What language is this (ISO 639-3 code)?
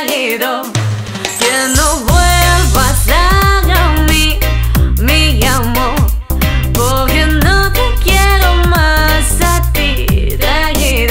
bul